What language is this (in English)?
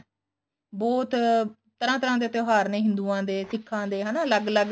Punjabi